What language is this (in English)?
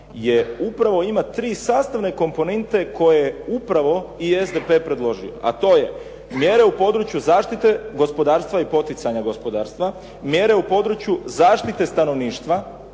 Croatian